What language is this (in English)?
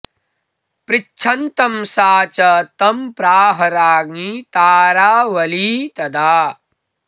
Sanskrit